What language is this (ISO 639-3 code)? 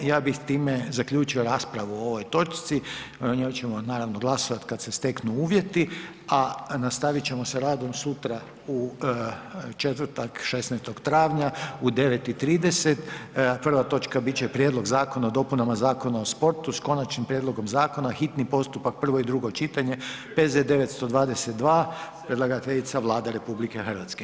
hrv